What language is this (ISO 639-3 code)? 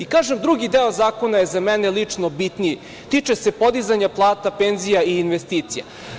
srp